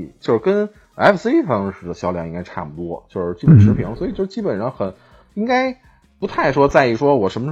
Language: Chinese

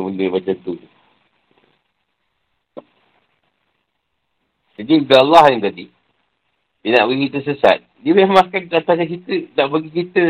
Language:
Malay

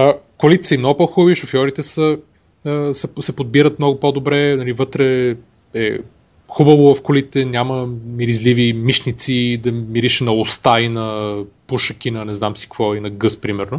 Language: Bulgarian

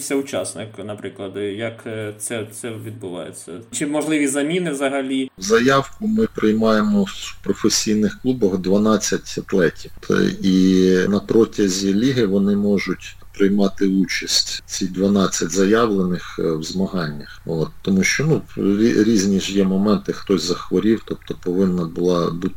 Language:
Ukrainian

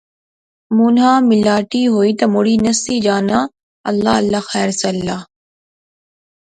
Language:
Pahari-Potwari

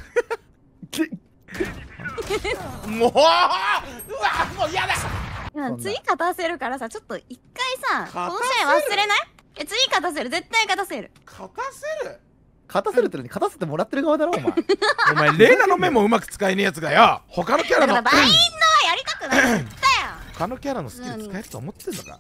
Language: Japanese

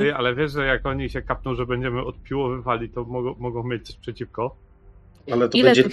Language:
Polish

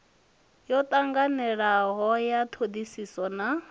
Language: Venda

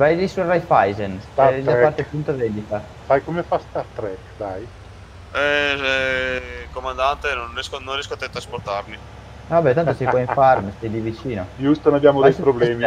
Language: Italian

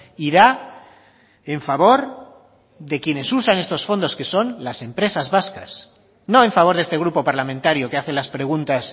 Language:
Spanish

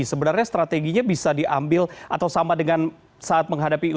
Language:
Indonesian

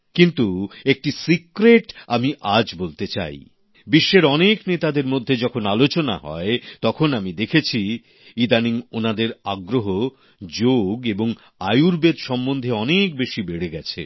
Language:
Bangla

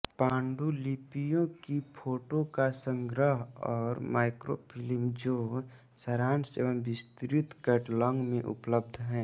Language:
Hindi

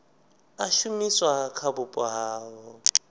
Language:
Venda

